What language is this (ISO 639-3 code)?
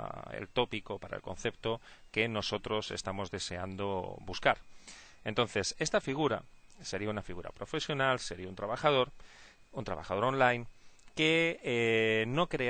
spa